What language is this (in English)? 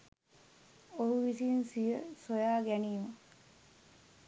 Sinhala